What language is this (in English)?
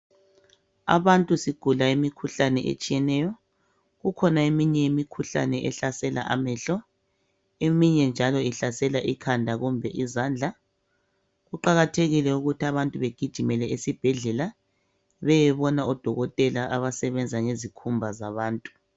North Ndebele